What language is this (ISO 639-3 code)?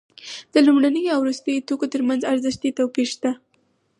pus